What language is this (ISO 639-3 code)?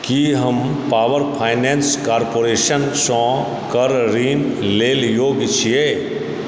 mai